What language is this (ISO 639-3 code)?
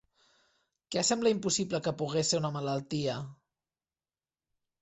cat